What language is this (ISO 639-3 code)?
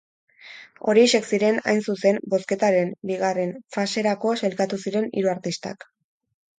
eus